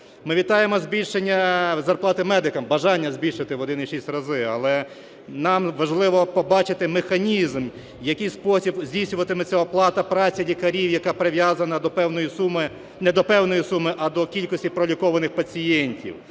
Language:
Ukrainian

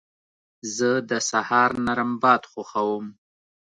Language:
Pashto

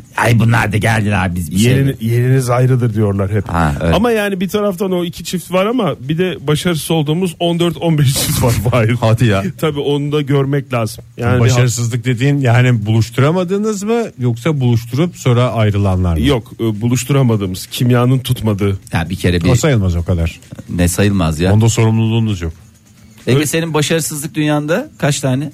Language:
Turkish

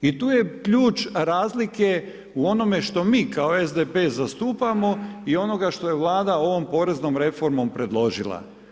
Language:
Croatian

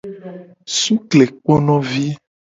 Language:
Gen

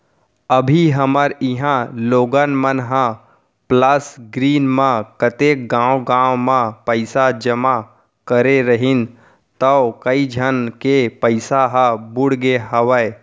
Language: Chhattisgarhi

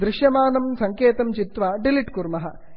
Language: Sanskrit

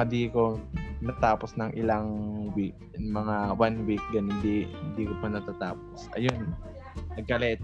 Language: Filipino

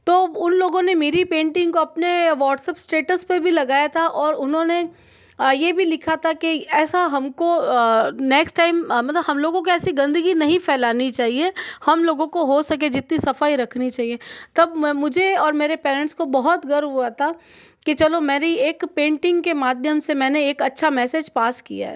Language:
Hindi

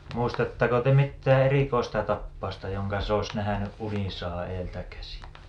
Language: Finnish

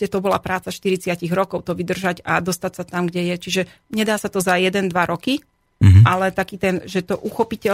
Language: Slovak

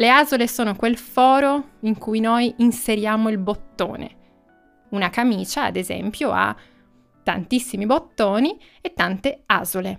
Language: Italian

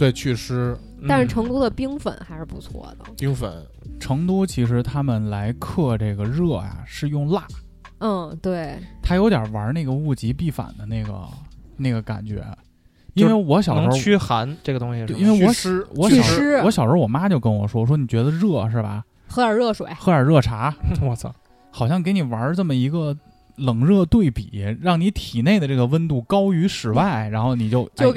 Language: Chinese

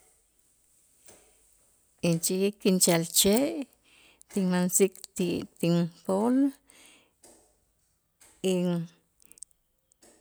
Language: Itzá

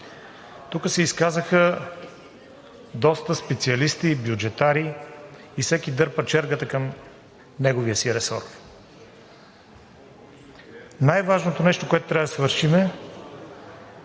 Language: Bulgarian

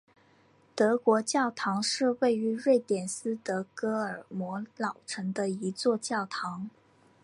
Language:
Chinese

